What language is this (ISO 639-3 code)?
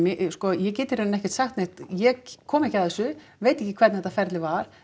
isl